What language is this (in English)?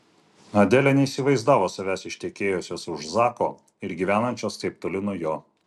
Lithuanian